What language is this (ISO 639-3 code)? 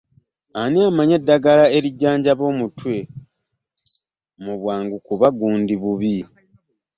lug